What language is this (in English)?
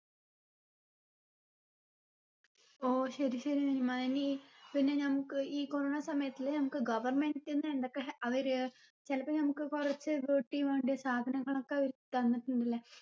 Malayalam